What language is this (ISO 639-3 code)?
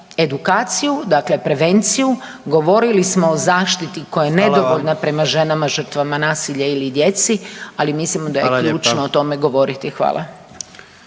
hrv